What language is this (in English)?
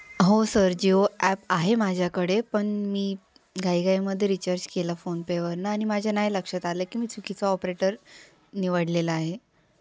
Marathi